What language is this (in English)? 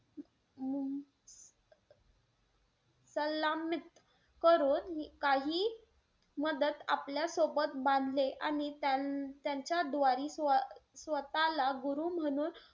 Marathi